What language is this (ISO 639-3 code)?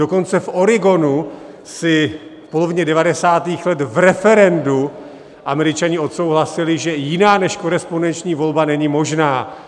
ces